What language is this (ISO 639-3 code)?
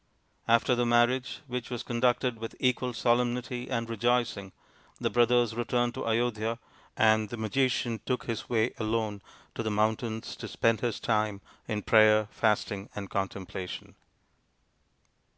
eng